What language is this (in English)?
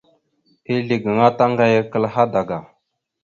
Mada (Cameroon)